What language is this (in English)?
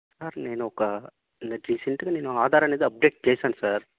Telugu